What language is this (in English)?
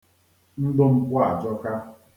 Igbo